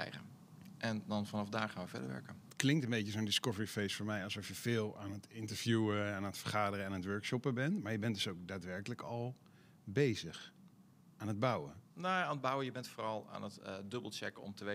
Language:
Dutch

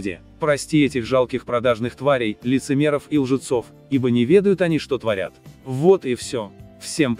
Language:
Russian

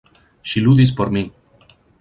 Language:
Esperanto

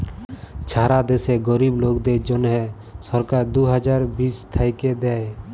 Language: Bangla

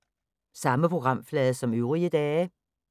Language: Danish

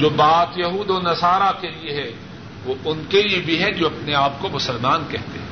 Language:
Urdu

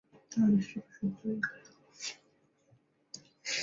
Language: Chinese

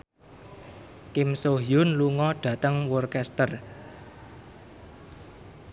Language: Javanese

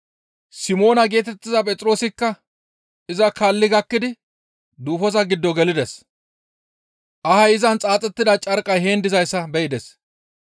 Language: Gamo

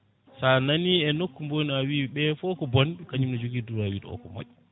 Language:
Fula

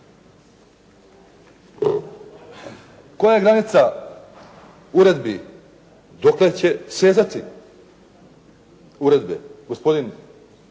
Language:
Croatian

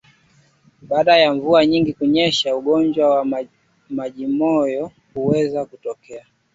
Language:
Swahili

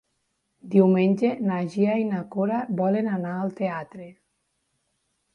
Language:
Catalan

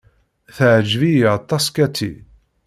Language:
Kabyle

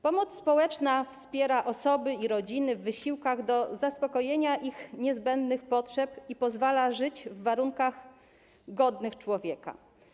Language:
Polish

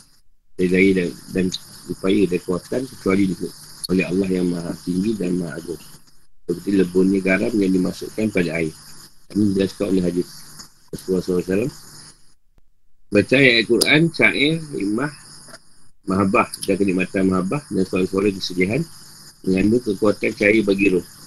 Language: Malay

